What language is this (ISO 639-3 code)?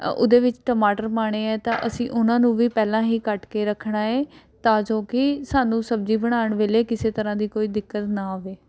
pan